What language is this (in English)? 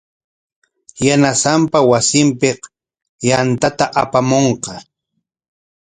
Corongo Ancash Quechua